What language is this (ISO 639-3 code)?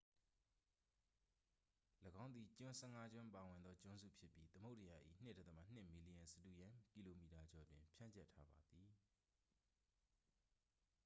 mya